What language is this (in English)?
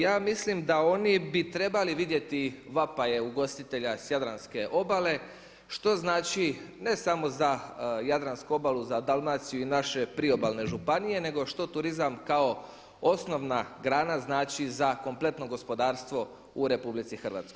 Croatian